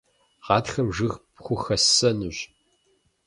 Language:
Kabardian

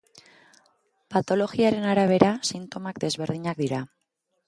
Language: Basque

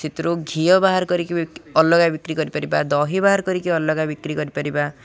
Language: Odia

